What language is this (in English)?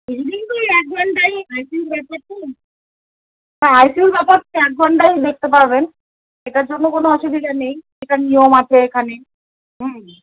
Bangla